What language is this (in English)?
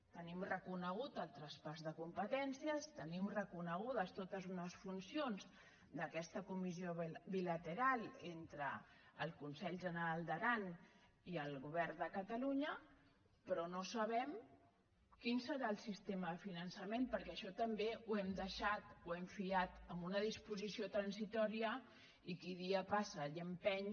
Catalan